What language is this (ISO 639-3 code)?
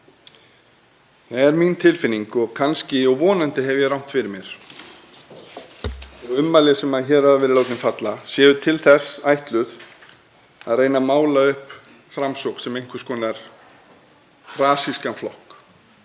isl